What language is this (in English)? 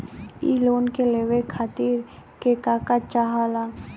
Bhojpuri